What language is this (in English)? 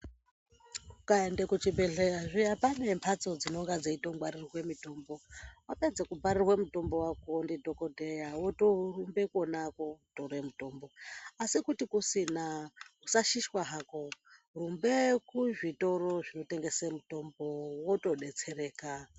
Ndau